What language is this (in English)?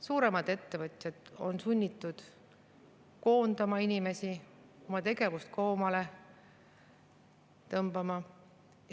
Estonian